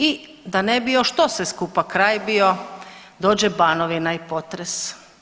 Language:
Croatian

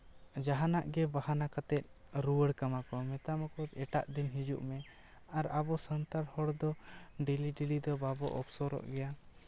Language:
Santali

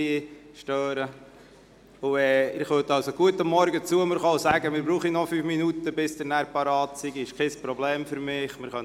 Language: Swiss German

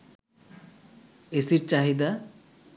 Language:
Bangla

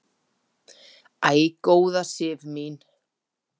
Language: Icelandic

